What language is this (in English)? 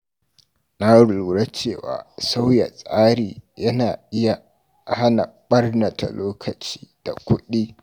Hausa